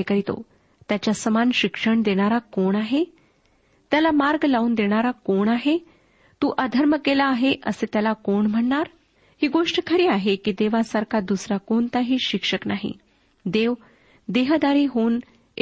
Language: Marathi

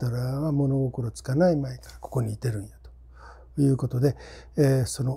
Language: Japanese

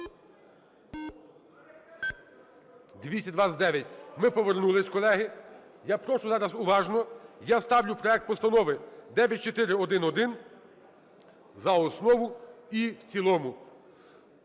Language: Ukrainian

